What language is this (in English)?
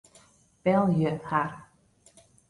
Western Frisian